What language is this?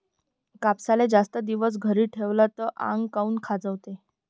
Marathi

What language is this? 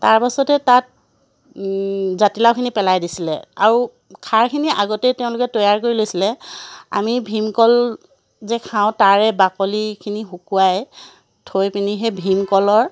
Assamese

